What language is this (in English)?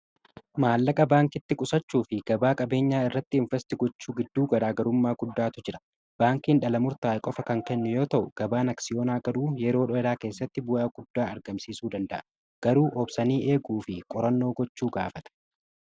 Oromo